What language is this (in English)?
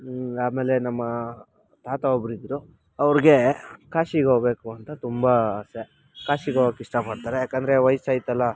Kannada